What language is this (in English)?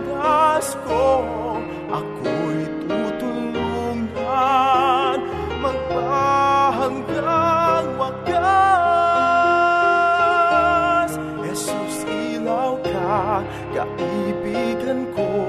Filipino